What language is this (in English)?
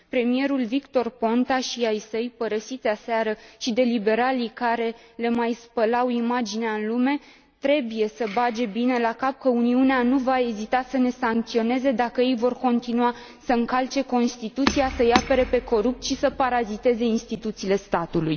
Romanian